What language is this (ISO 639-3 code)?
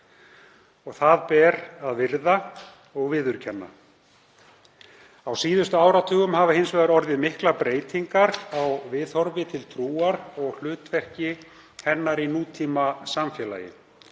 isl